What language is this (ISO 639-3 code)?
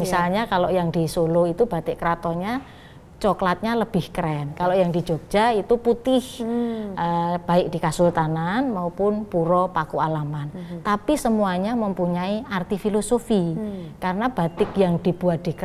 ind